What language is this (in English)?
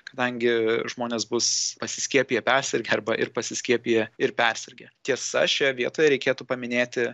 Lithuanian